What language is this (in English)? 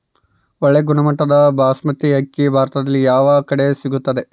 Kannada